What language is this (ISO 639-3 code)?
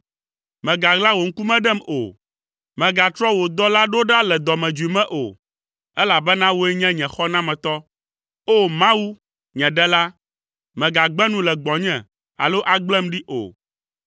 ewe